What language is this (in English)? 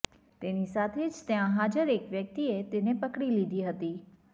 Gujarati